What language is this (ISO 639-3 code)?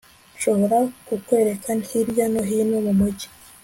kin